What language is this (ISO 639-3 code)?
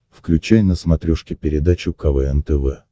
rus